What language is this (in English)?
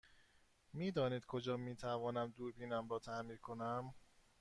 Persian